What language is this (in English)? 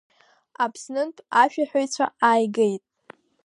Abkhazian